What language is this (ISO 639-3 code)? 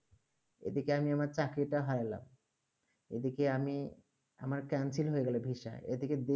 ben